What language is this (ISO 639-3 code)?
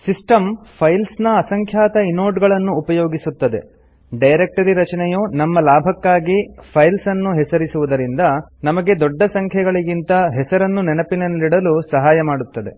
kan